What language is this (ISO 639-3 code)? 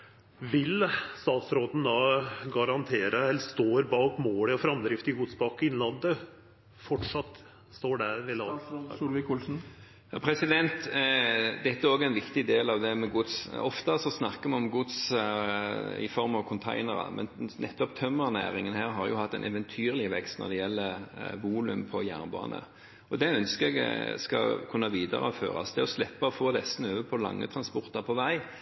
nor